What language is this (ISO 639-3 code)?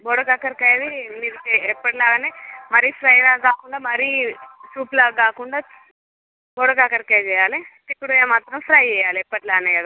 tel